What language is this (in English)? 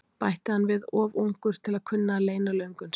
Icelandic